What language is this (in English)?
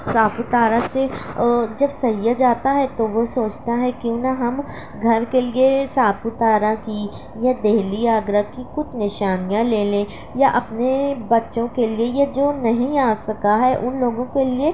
Urdu